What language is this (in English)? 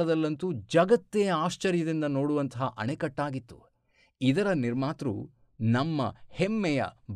Kannada